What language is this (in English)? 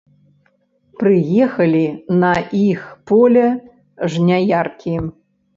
Belarusian